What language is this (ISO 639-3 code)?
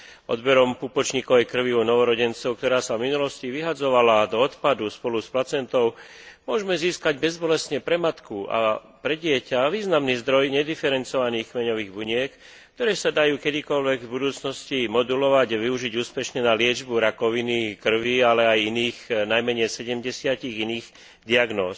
slk